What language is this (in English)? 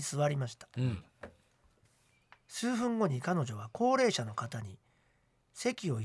Japanese